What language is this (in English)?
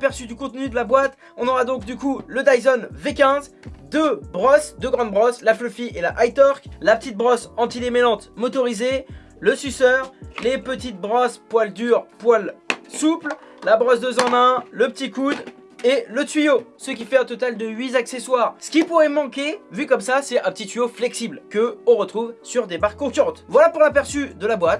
French